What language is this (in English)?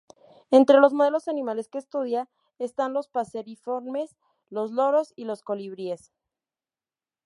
Spanish